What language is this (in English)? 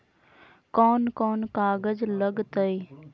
Magahi